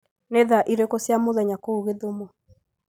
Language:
Kikuyu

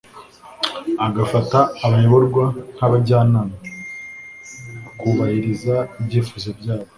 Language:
Kinyarwanda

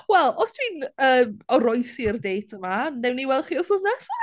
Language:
Welsh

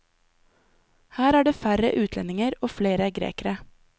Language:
Norwegian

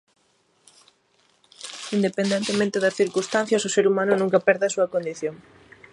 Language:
Galician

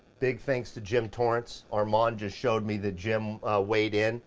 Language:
English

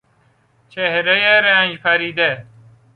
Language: Persian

